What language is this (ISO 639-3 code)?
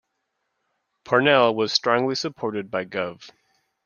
eng